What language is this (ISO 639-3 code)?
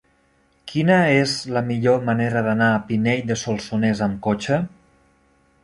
cat